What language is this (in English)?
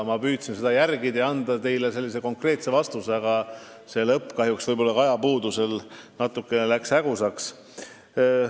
Estonian